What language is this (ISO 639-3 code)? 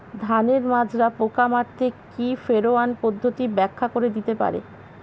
ben